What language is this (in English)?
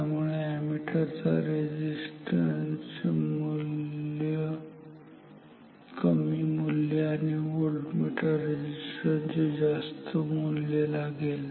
Marathi